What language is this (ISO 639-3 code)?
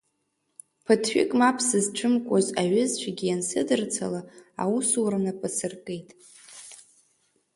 abk